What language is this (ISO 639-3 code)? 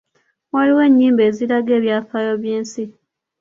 lug